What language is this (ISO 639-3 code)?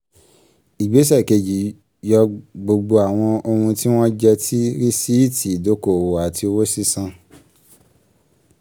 yor